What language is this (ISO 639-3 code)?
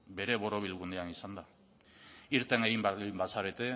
eus